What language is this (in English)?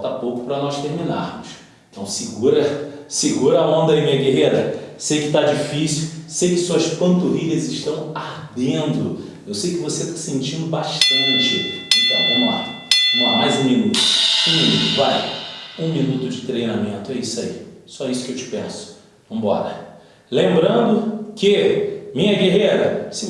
Portuguese